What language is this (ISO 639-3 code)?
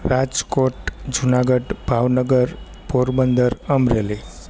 guj